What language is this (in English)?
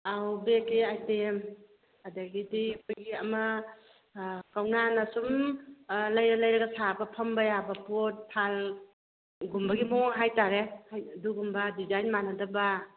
Manipuri